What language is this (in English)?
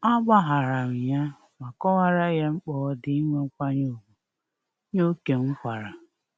Igbo